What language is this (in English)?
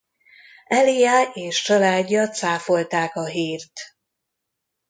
Hungarian